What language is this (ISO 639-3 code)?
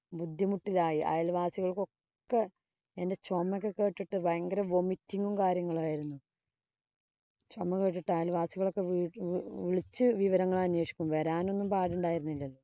mal